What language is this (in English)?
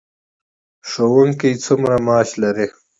Pashto